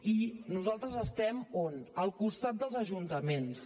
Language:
Catalan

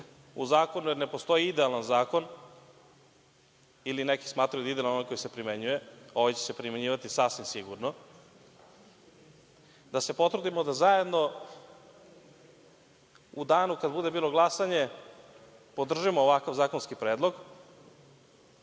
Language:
Serbian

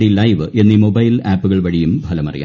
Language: Malayalam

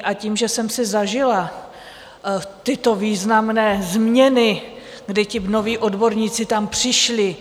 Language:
Czech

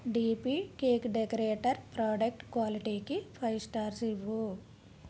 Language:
Telugu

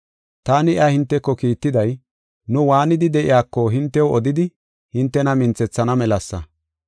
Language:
Gofa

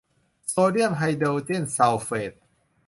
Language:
Thai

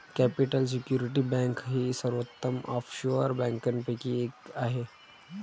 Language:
Marathi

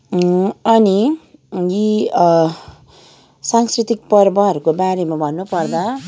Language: Nepali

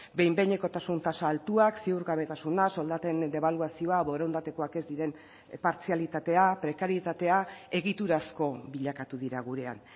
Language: Basque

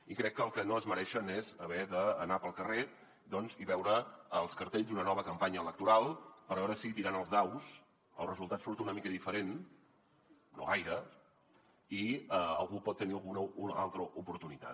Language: Catalan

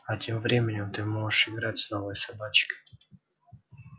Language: Russian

